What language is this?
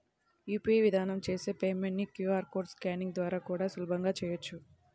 Telugu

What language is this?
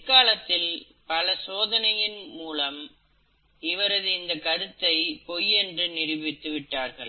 Tamil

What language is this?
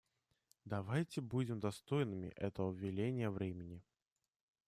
Russian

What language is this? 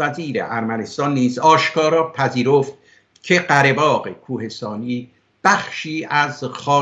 Persian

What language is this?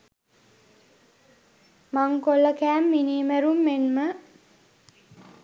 Sinhala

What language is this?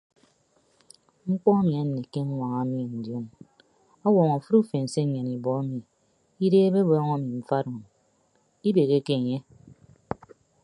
Ibibio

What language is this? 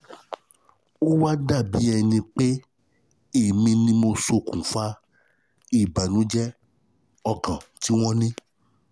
Yoruba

